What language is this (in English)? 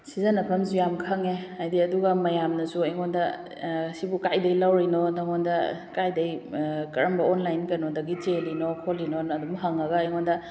Manipuri